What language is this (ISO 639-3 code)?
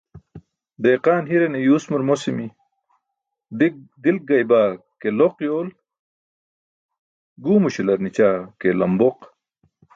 bsk